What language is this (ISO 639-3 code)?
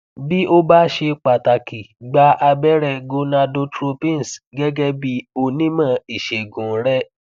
yor